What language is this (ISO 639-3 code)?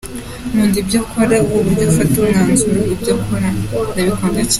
kin